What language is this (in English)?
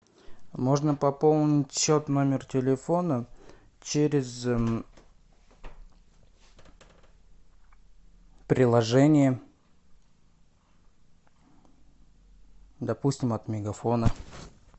Russian